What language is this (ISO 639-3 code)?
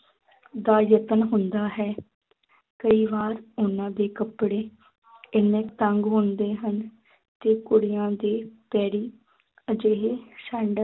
pan